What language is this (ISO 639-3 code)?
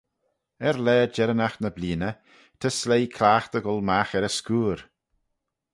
glv